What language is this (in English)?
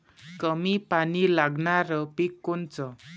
Marathi